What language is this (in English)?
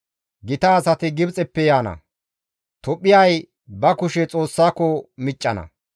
Gamo